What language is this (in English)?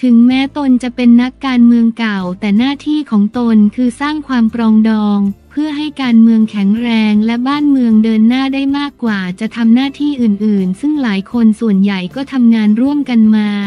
Thai